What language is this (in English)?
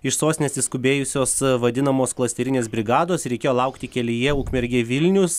Lithuanian